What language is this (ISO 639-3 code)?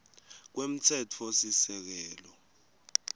ssw